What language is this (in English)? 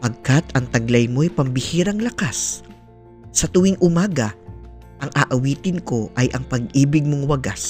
Filipino